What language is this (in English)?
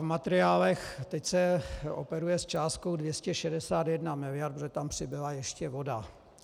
Czech